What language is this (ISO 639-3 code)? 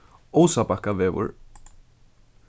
fao